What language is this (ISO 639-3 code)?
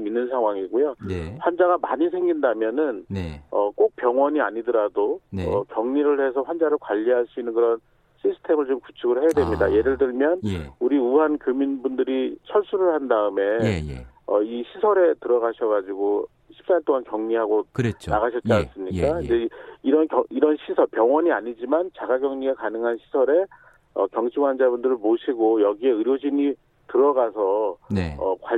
kor